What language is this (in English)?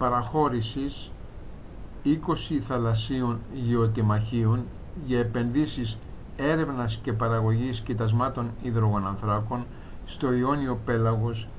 Greek